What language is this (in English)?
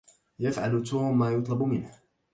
Arabic